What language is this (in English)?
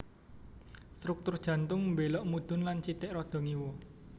Javanese